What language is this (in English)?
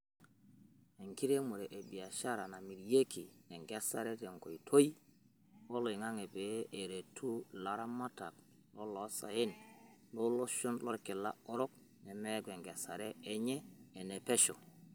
Masai